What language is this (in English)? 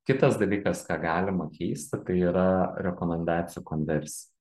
Lithuanian